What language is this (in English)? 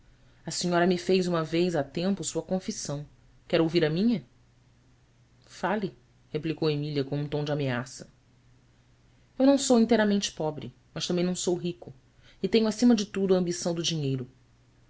Portuguese